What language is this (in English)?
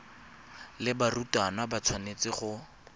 Tswana